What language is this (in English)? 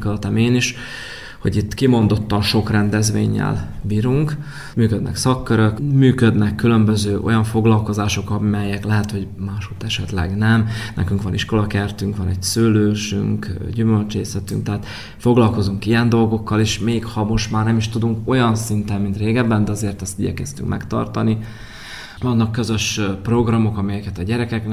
Hungarian